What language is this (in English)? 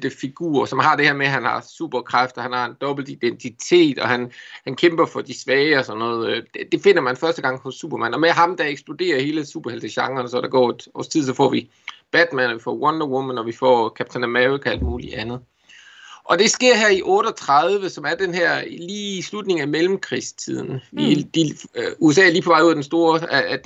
Danish